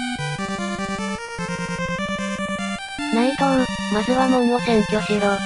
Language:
Japanese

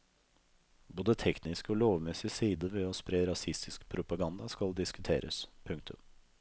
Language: Norwegian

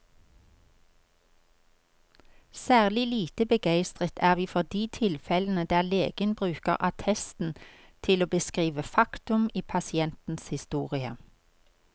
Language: Norwegian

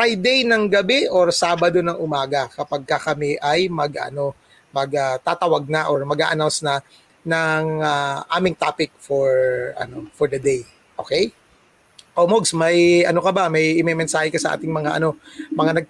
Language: Filipino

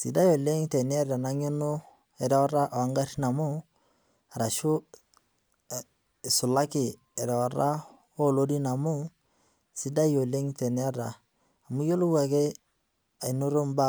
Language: Masai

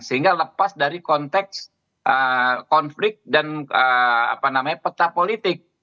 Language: Indonesian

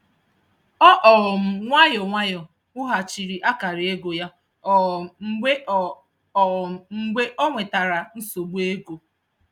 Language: Igbo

